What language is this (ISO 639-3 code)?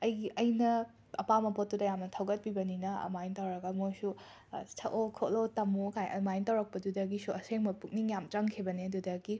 mni